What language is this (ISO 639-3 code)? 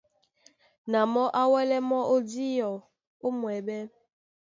dua